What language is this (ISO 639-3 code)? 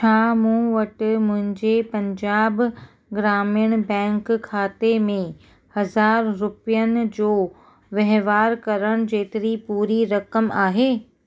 snd